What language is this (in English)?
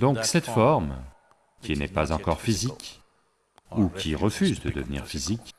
French